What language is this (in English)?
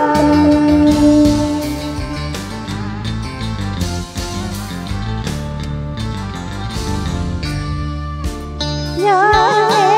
Thai